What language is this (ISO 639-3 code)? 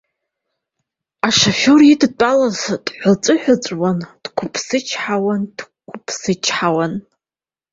abk